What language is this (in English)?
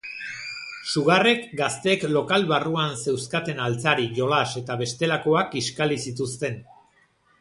Basque